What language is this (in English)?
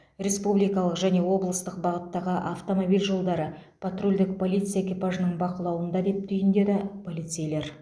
Kazakh